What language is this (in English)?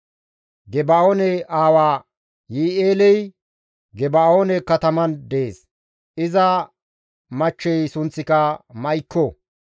Gamo